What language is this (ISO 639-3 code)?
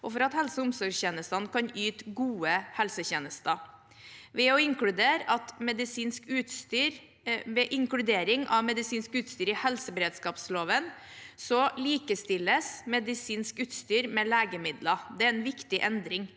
nor